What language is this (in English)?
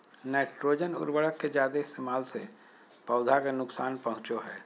Magahi